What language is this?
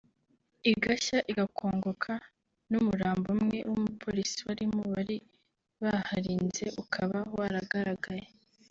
Kinyarwanda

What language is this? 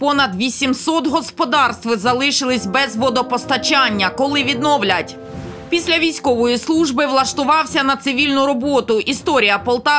Ukrainian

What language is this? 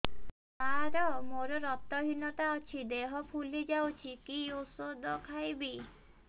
Odia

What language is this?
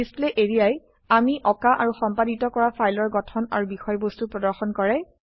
Assamese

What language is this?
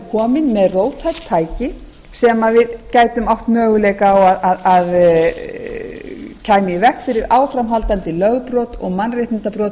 Icelandic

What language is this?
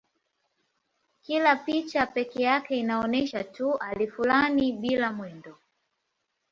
Swahili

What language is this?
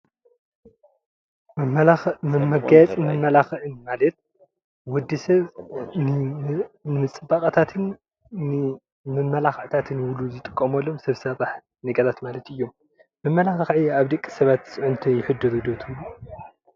Tigrinya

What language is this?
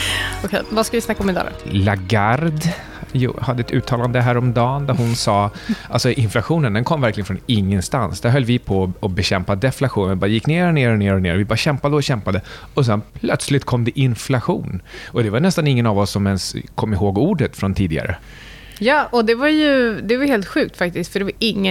Swedish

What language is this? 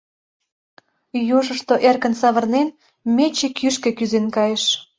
Mari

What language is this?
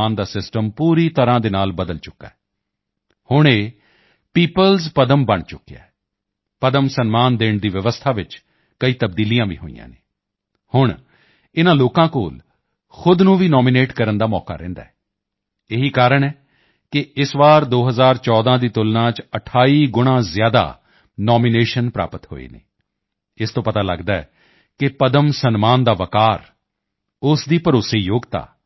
Punjabi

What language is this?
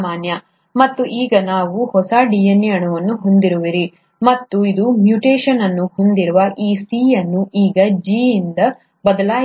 Kannada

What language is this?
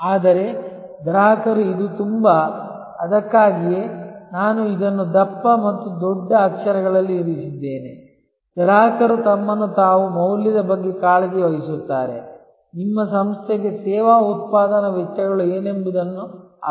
Kannada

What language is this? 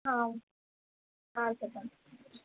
Telugu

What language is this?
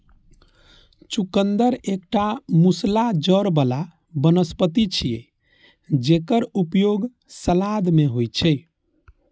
Maithili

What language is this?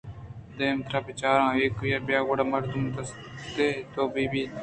Eastern Balochi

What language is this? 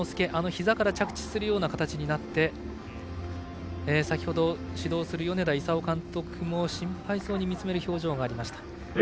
Japanese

